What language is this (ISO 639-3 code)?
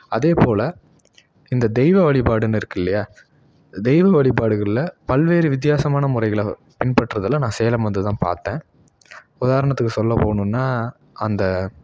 tam